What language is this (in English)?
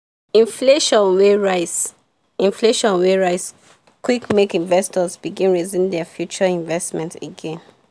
Nigerian Pidgin